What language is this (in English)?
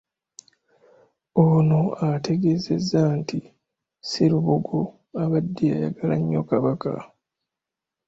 Ganda